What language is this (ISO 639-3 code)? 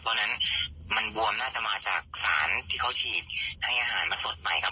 tha